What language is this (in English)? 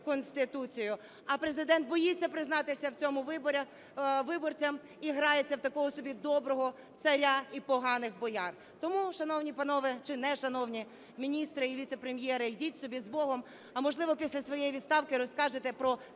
Ukrainian